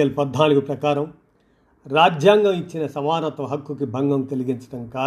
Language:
Telugu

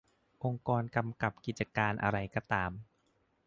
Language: Thai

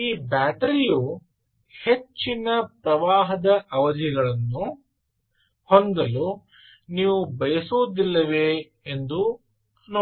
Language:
Kannada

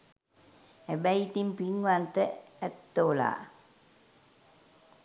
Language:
Sinhala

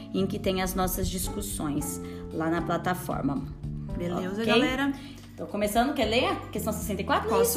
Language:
Portuguese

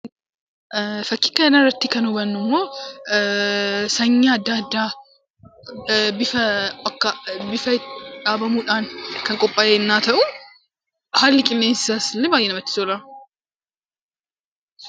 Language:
Oromo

